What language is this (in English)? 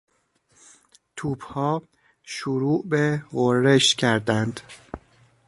Persian